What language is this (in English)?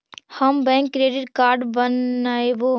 Magahi